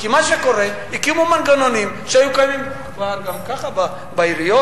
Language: Hebrew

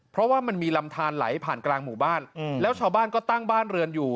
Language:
Thai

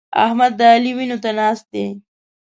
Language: Pashto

